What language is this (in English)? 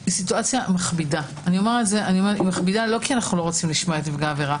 Hebrew